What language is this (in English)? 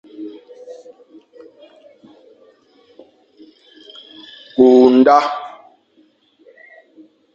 Fang